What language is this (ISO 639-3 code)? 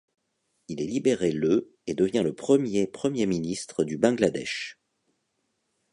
fra